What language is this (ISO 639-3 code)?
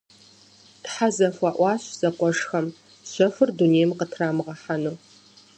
kbd